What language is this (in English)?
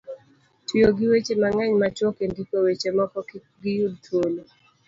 Luo (Kenya and Tanzania)